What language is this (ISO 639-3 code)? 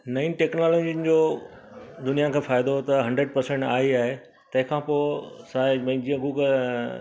snd